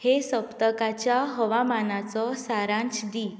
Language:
Konkani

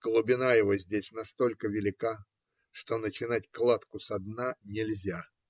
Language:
Russian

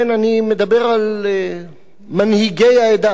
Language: Hebrew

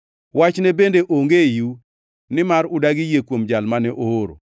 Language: Luo (Kenya and Tanzania)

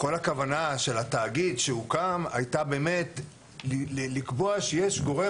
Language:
Hebrew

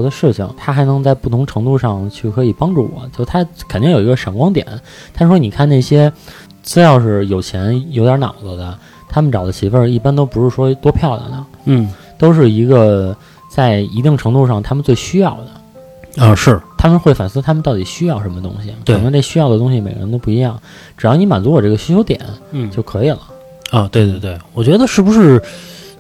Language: Chinese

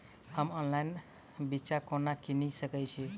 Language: Maithili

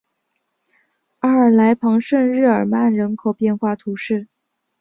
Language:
Chinese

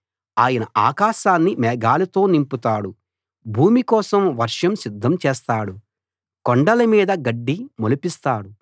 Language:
Telugu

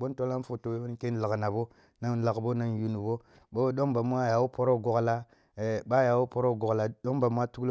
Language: Kulung (Nigeria)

